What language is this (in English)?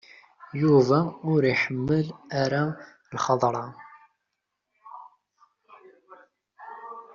Kabyle